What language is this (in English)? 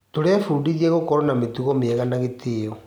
Kikuyu